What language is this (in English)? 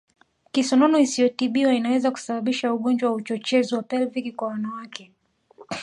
Swahili